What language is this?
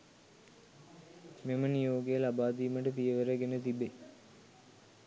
Sinhala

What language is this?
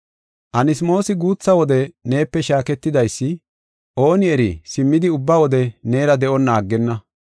Gofa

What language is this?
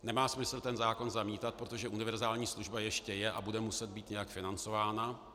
Czech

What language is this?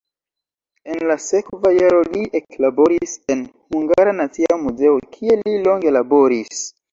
Esperanto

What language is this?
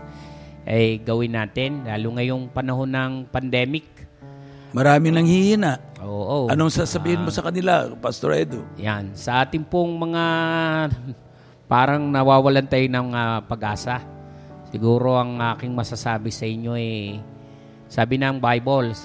Filipino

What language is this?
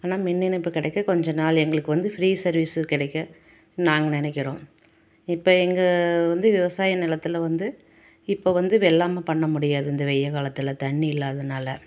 Tamil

